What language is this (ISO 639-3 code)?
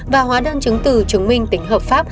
vie